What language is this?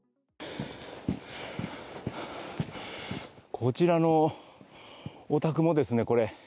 Japanese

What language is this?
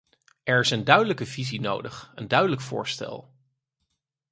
Dutch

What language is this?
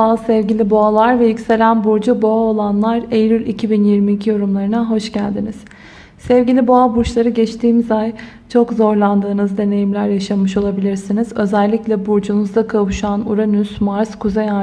Turkish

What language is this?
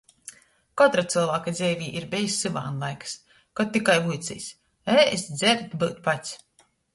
Latgalian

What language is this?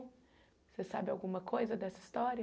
Portuguese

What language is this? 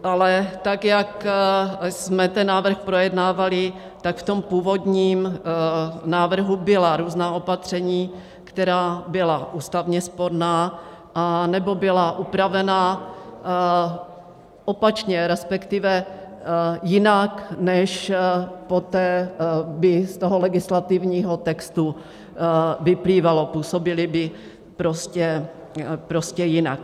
Czech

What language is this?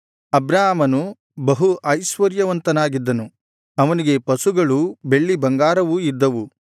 Kannada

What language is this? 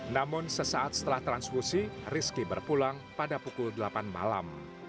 Indonesian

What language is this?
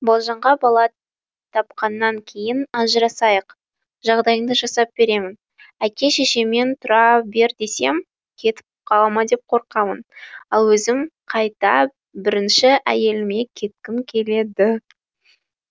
Kazakh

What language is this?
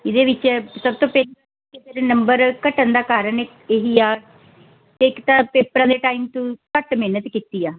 Punjabi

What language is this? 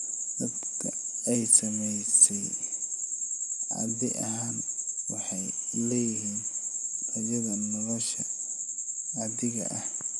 Somali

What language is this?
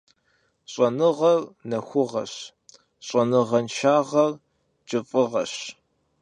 Kabardian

